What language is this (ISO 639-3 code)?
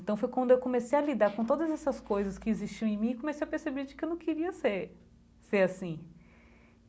por